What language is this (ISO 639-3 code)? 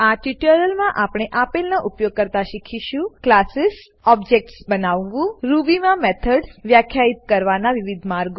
guj